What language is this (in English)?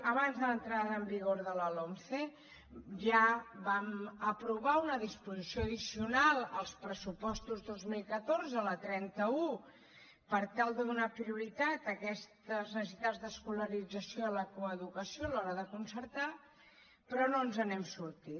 Catalan